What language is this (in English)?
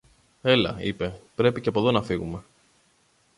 Greek